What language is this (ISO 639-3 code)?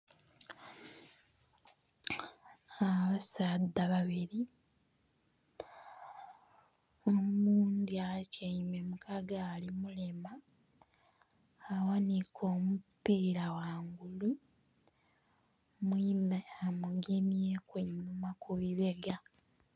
xog